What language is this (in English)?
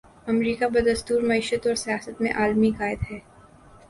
Urdu